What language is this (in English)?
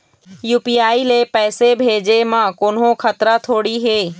Chhattisgarhi